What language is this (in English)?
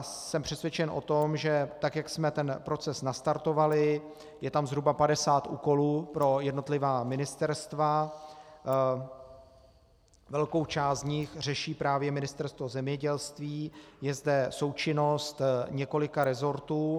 Czech